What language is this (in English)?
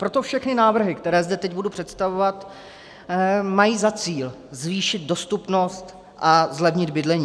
Czech